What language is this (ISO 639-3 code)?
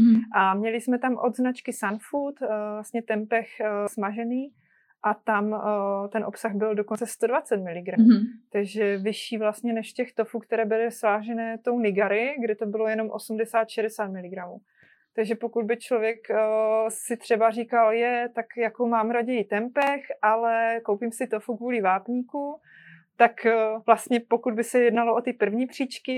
ces